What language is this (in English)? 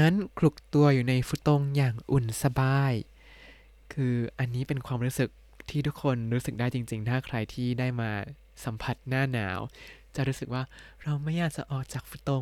Thai